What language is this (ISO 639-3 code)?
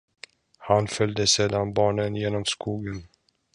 swe